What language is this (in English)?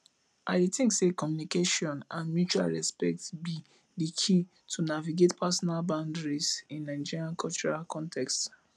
Nigerian Pidgin